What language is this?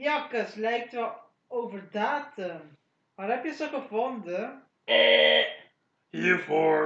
Dutch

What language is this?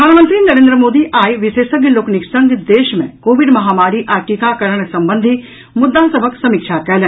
Maithili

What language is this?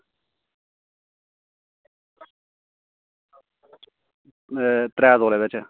Dogri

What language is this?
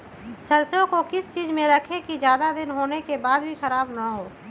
Magahi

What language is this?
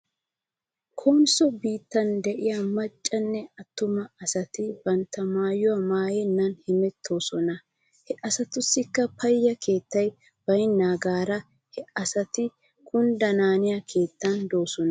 Wolaytta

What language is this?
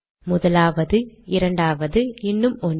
Tamil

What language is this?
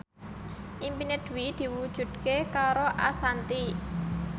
Javanese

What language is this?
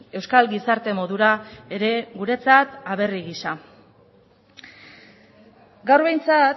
Basque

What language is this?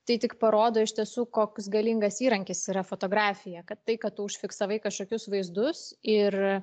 Lithuanian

